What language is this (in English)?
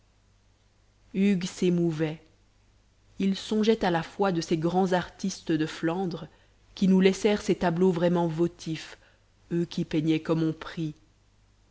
French